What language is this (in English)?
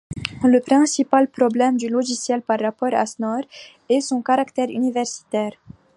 French